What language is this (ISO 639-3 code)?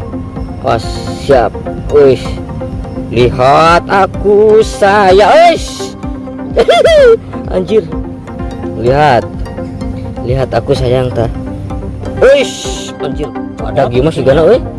ind